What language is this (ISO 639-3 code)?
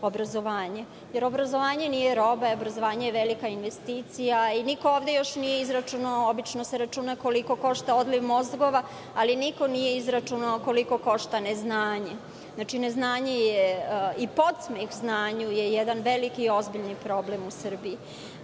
srp